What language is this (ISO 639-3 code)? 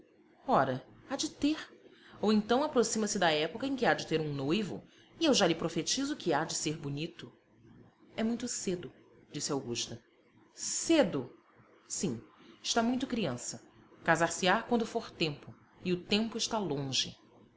por